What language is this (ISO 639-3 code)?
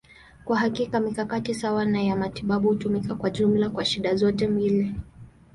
swa